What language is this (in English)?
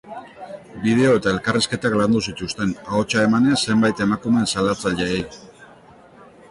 Basque